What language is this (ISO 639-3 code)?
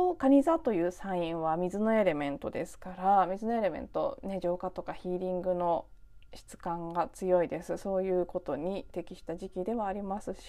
jpn